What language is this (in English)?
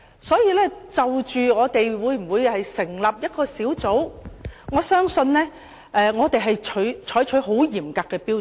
Cantonese